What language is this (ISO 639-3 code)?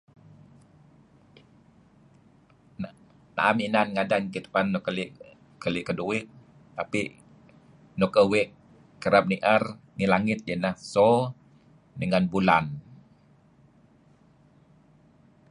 kzi